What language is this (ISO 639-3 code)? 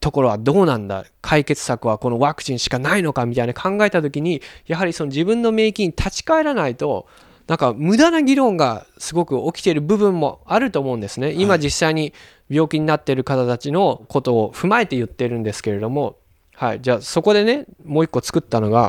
jpn